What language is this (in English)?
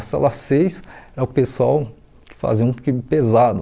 Portuguese